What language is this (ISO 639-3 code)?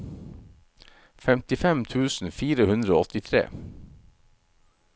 nor